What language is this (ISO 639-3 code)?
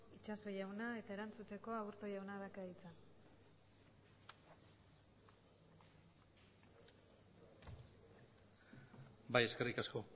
eus